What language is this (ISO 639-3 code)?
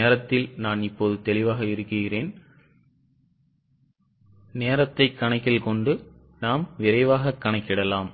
tam